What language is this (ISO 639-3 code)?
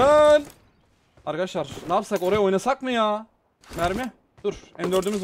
tur